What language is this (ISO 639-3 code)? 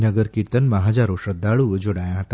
guj